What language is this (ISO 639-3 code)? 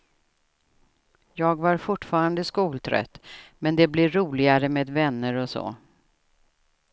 swe